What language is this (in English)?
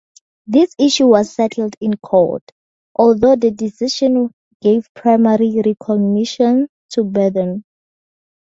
English